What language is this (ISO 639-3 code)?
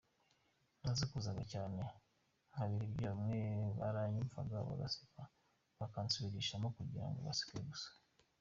kin